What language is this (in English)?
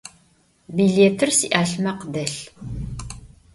Adyghe